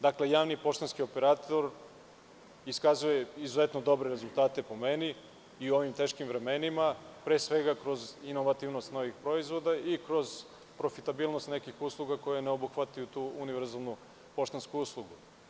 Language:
Serbian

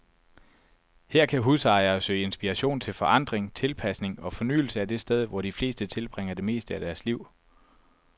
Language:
Danish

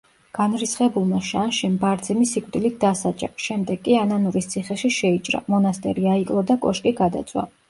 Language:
Georgian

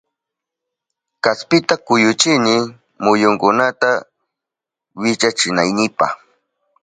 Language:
Southern Pastaza Quechua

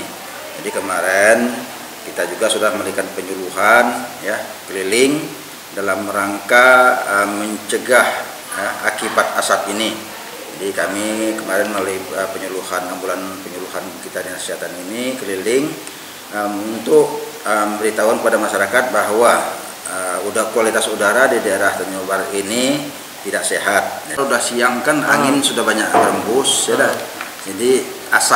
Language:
Indonesian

